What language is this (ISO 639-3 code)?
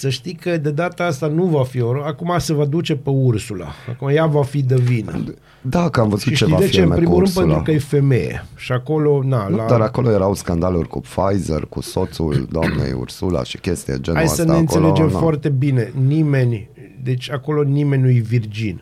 ron